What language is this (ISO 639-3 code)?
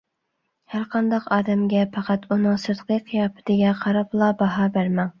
uig